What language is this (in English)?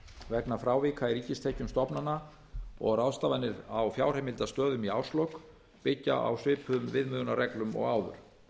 Icelandic